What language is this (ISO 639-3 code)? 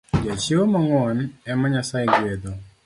luo